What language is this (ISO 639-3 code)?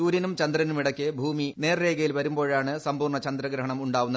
mal